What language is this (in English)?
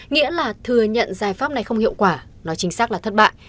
Vietnamese